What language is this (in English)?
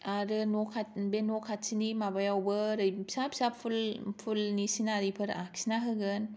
Bodo